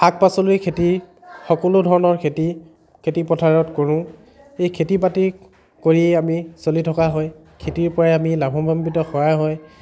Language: Assamese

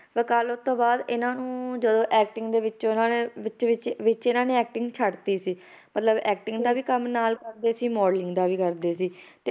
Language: Punjabi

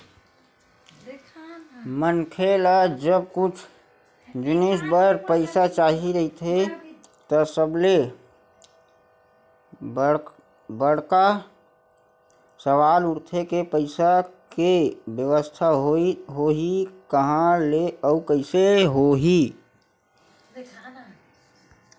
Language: Chhattisgarhi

